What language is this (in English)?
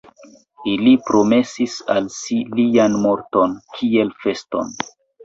Esperanto